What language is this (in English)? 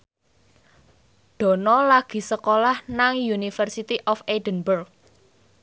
Javanese